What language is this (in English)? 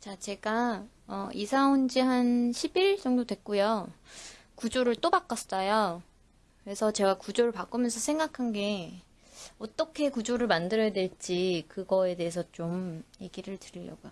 Korean